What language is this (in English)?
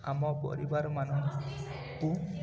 Odia